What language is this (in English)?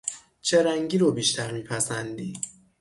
Persian